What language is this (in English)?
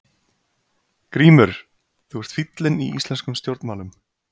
Icelandic